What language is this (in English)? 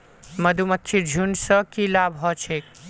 Magahi